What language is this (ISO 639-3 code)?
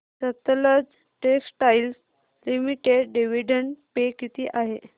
mar